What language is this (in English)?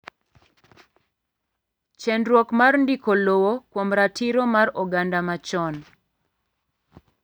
Luo (Kenya and Tanzania)